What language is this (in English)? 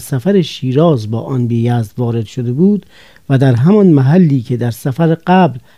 Persian